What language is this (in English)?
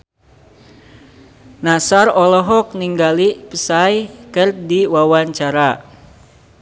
Sundanese